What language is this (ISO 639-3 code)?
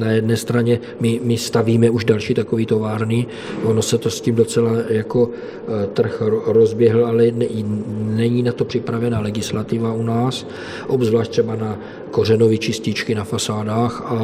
ces